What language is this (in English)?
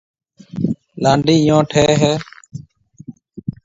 Marwari (Pakistan)